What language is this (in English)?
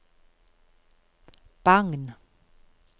Norwegian